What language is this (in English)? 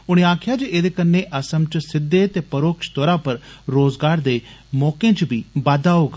Dogri